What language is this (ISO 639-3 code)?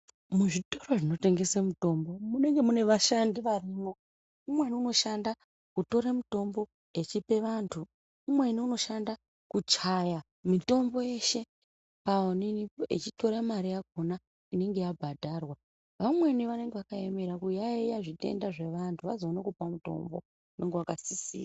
ndc